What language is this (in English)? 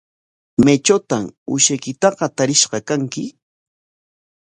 Corongo Ancash Quechua